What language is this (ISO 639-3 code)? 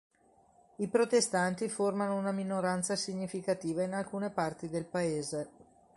ita